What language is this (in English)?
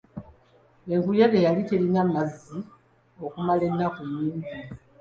Ganda